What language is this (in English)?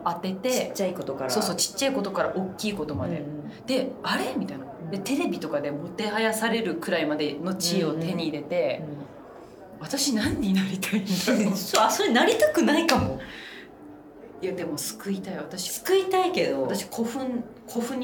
Japanese